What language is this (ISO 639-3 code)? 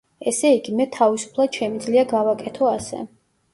kat